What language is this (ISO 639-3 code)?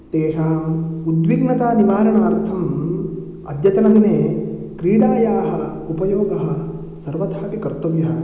san